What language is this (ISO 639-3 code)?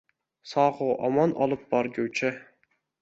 uzb